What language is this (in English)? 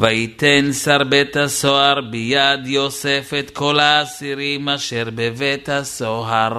Hebrew